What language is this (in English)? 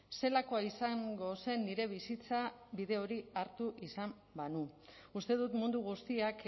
Basque